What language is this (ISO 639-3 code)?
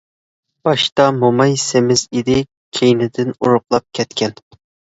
uig